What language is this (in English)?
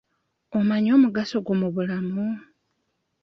Ganda